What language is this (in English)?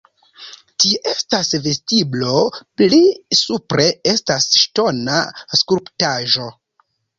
Esperanto